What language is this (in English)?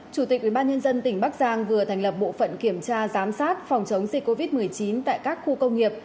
Vietnamese